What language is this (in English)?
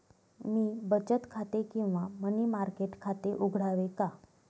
Marathi